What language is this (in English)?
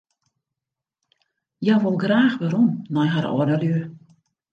Western Frisian